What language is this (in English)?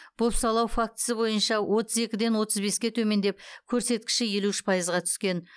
Kazakh